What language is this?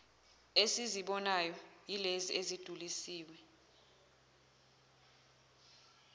Zulu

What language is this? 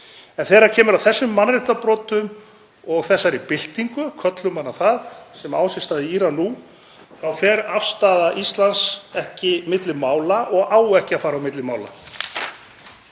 Icelandic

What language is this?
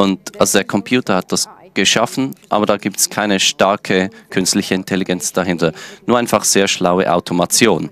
German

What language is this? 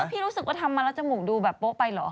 Thai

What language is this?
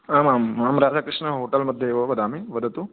Sanskrit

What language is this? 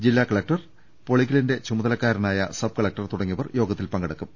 Malayalam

